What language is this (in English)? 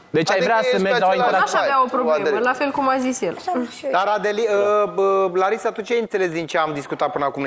Romanian